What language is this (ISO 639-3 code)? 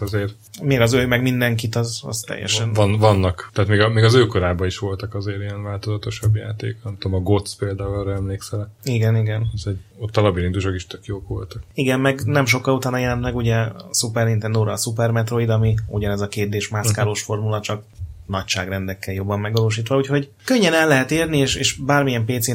hun